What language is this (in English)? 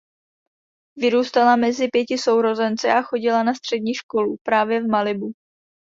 Czech